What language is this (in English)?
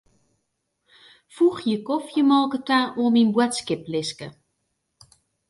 Western Frisian